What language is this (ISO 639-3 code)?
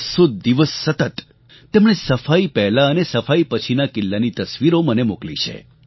guj